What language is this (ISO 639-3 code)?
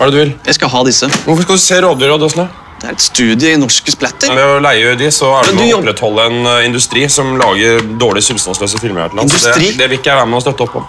nor